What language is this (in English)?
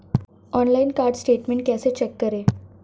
Hindi